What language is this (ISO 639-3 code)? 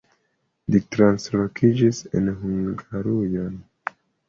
epo